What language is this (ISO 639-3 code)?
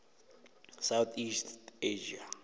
nso